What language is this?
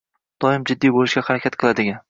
Uzbek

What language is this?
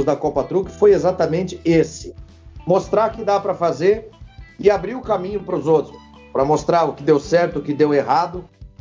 Portuguese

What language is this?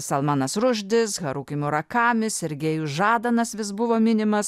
Lithuanian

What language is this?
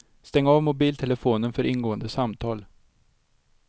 Swedish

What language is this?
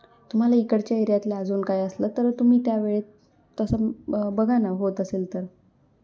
Marathi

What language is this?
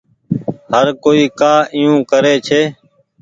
Goaria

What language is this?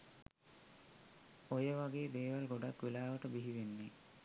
Sinhala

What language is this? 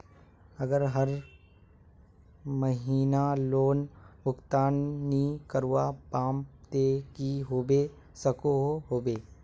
Magahi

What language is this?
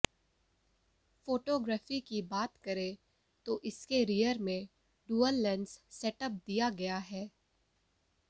Hindi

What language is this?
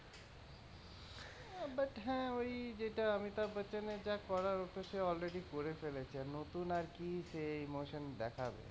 Bangla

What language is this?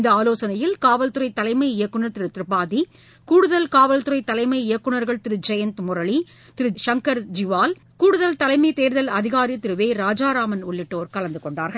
Tamil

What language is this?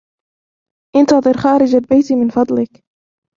Arabic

